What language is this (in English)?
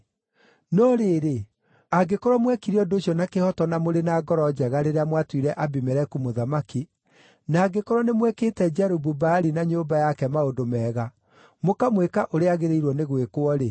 Kikuyu